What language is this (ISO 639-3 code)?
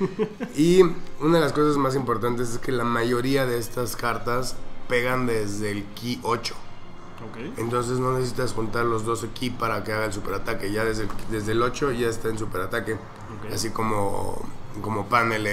spa